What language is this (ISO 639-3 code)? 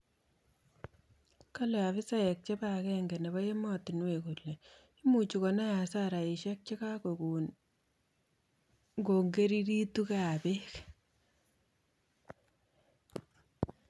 kln